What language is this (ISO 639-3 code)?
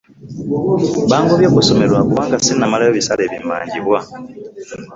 lug